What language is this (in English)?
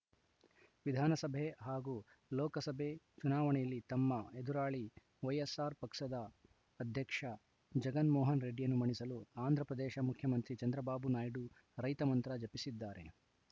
Kannada